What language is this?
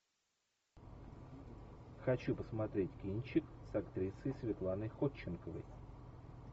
Russian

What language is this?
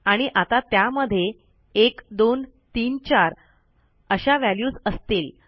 Marathi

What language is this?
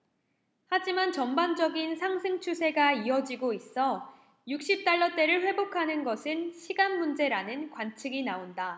Korean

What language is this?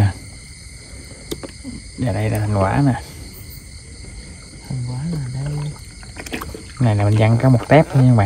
Vietnamese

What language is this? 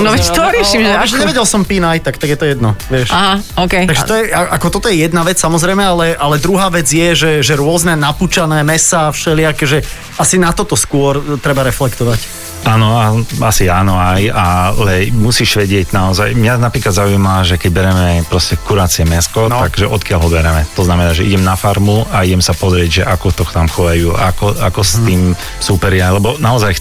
Slovak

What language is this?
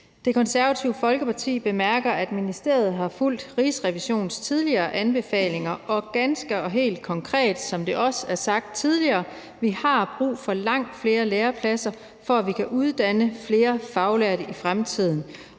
Danish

